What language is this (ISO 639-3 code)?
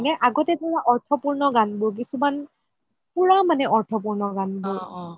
asm